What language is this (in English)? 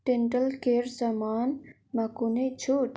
Nepali